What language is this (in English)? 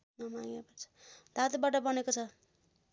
Nepali